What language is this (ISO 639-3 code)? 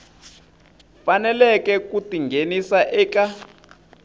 tso